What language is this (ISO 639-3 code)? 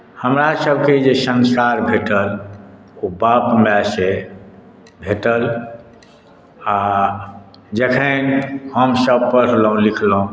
mai